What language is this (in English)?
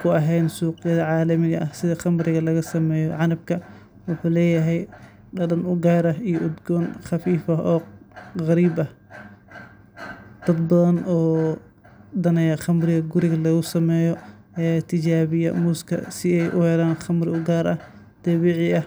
Somali